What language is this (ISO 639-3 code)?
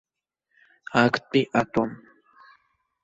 abk